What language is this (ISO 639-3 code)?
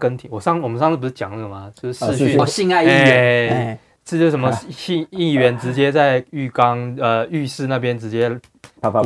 zho